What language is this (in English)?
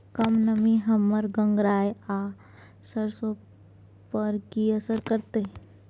Maithili